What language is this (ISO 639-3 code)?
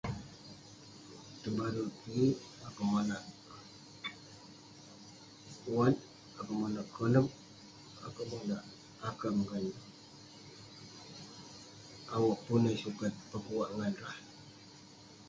pne